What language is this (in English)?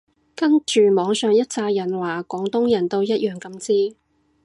Cantonese